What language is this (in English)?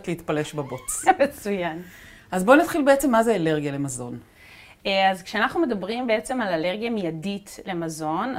Hebrew